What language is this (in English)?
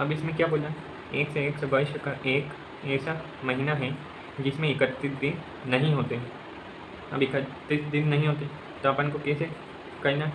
Hindi